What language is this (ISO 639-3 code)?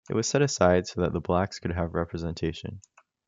eng